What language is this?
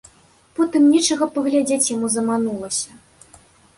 Belarusian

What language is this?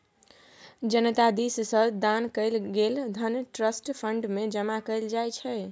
Maithili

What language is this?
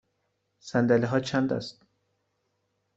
Persian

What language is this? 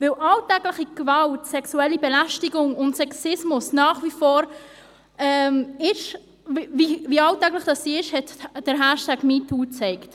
Swiss German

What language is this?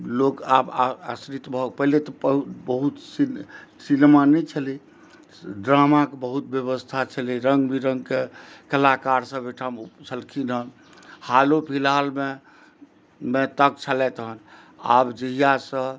Maithili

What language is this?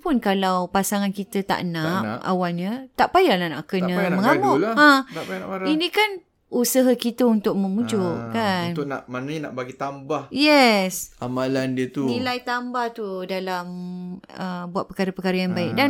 Malay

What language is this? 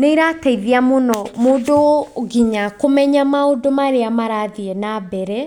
Kikuyu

